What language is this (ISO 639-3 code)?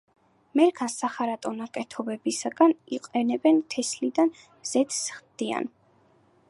kat